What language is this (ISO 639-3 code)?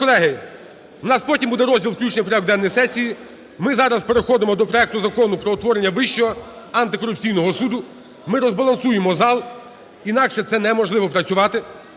ukr